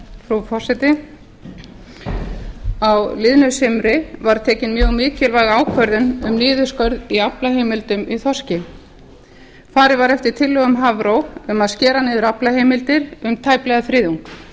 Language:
Icelandic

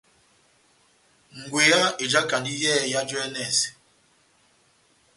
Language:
Batanga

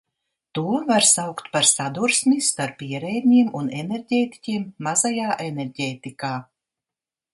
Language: Latvian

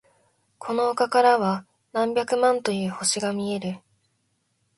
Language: Japanese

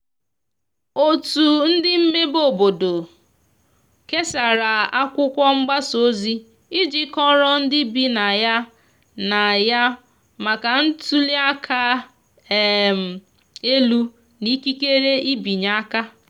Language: Igbo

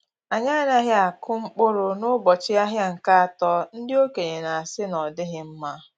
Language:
Igbo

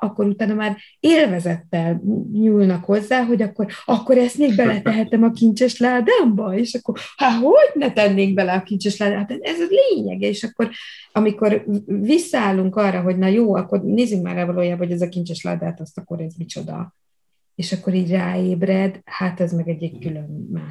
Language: Hungarian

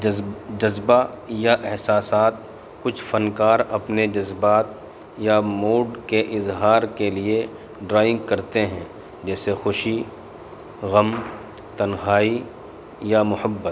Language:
Urdu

